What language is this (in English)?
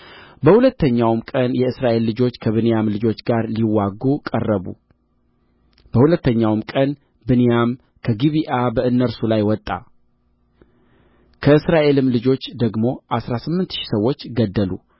Amharic